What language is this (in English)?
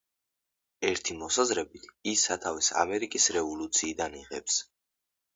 Georgian